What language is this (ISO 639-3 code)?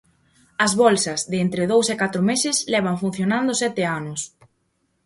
glg